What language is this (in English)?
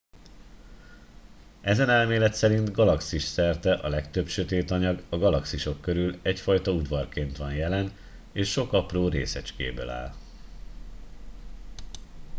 Hungarian